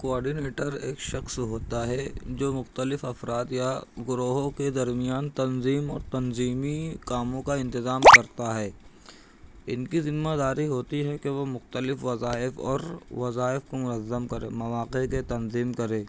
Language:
Urdu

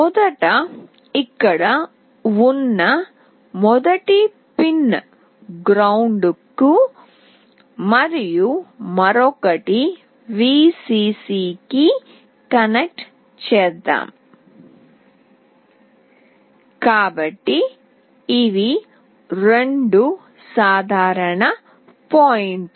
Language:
Telugu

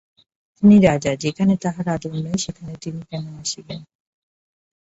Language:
Bangla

